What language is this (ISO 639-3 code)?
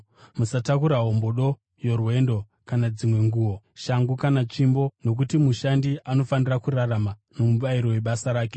sna